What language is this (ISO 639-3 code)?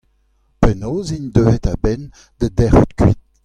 bre